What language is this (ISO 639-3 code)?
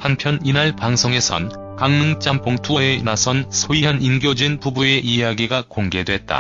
kor